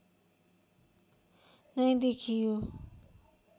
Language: Nepali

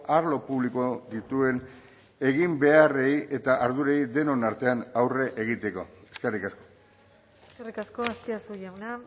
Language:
Basque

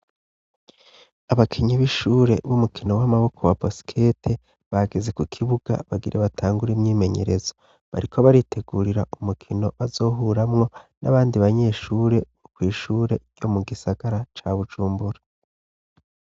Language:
Rundi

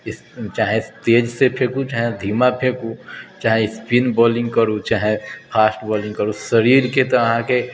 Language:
Maithili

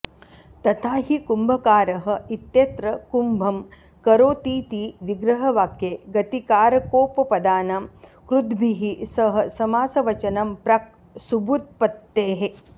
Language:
Sanskrit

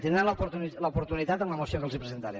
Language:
Catalan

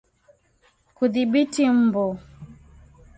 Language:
Swahili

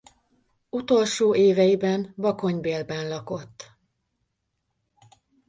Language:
Hungarian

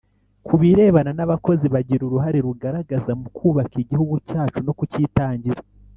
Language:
Kinyarwanda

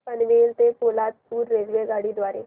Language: Marathi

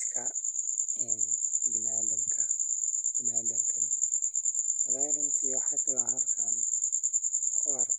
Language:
Somali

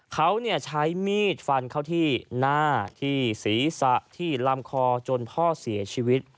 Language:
Thai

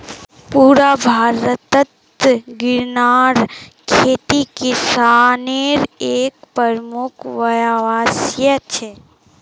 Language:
Magahi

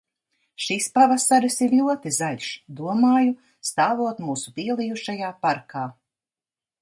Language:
Latvian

